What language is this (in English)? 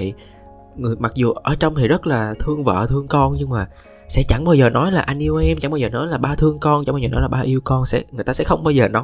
Vietnamese